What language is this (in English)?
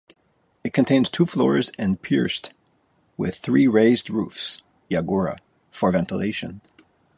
English